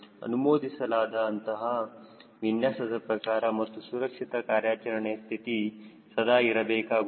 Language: Kannada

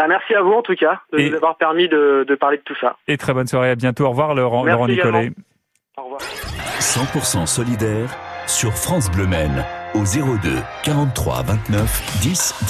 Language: French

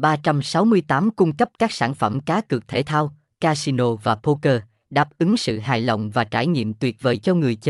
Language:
Vietnamese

